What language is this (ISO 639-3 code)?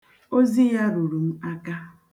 ibo